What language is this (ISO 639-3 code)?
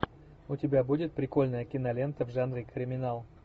rus